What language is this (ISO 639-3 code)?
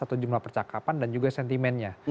ind